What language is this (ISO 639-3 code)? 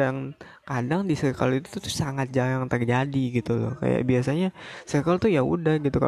ind